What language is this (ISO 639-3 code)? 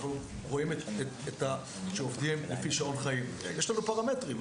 heb